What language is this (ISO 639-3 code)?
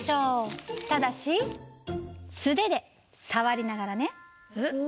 jpn